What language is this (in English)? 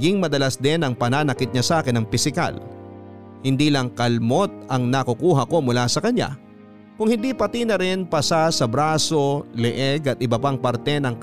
Filipino